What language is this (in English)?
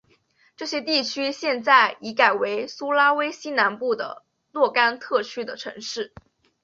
Chinese